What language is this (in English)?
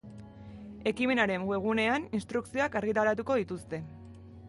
Basque